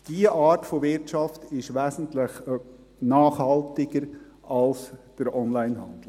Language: Swiss German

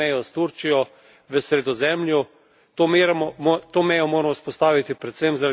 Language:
Slovenian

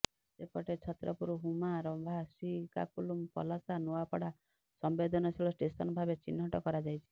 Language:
Odia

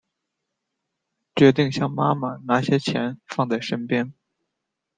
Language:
Chinese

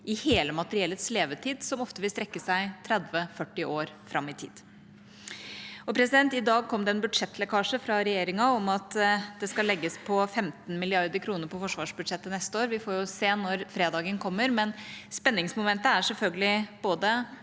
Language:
Norwegian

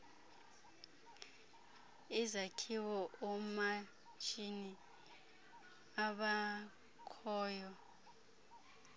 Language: Xhosa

